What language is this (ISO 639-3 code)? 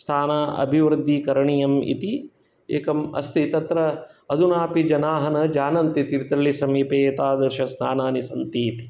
san